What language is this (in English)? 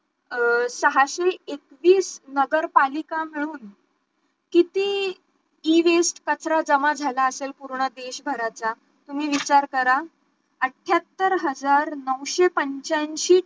Marathi